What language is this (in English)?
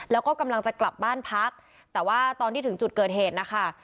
Thai